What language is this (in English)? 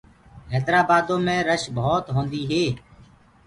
Gurgula